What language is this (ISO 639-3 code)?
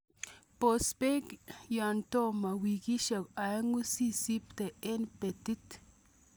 kln